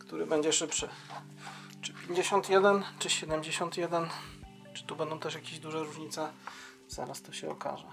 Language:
Polish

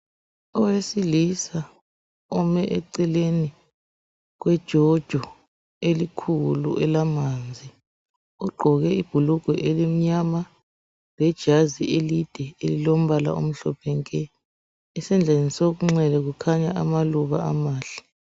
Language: North Ndebele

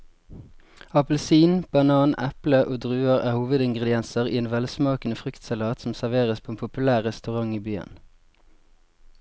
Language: Norwegian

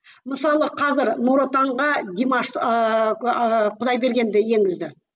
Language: Kazakh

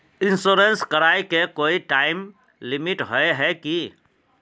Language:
Magahi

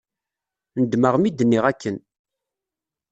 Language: Kabyle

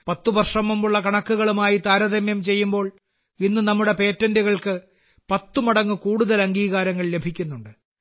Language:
Malayalam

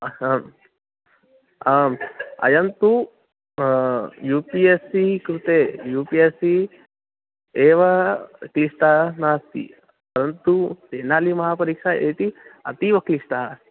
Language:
Sanskrit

